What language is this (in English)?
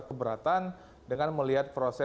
Indonesian